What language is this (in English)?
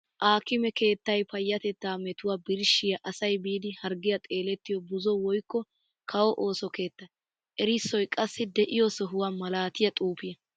Wolaytta